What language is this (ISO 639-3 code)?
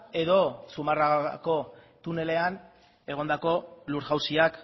eus